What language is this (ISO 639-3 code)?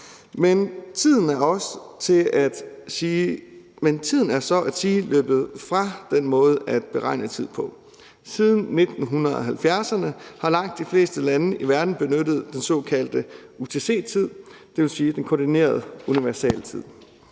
dan